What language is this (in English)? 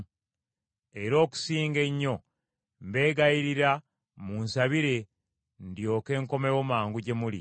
Ganda